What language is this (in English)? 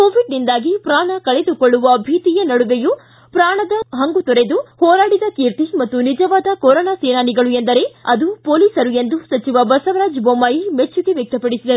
Kannada